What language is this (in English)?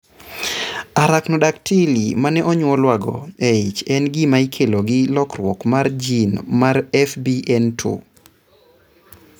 Luo (Kenya and Tanzania)